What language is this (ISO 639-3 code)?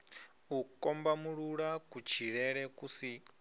ven